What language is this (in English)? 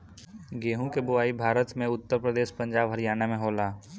Bhojpuri